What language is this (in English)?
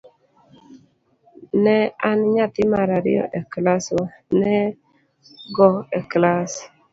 Luo (Kenya and Tanzania)